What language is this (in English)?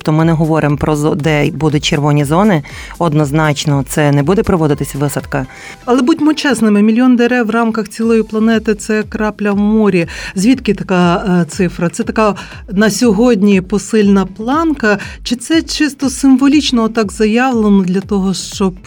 Ukrainian